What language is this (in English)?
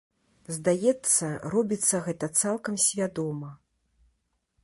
Belarusian